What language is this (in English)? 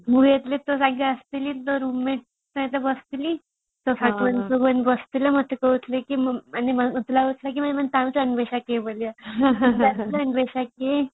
Odia